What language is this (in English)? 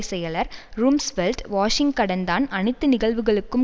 Tamil